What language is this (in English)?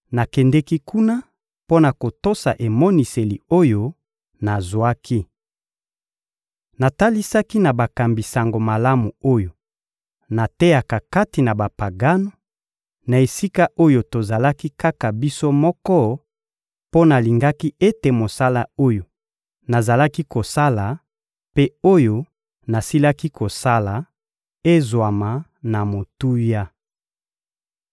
Lingala